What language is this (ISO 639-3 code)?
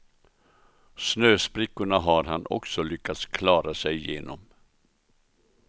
swe